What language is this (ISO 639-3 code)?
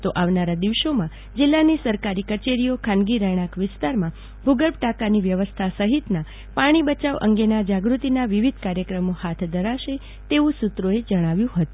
guj